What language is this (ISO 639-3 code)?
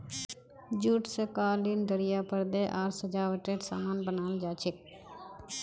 mag